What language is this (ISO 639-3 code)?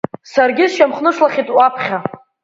abk